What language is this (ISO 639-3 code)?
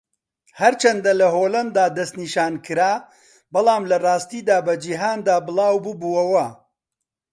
ckb